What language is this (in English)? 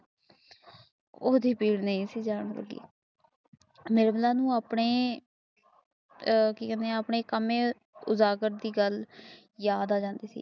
Punjabi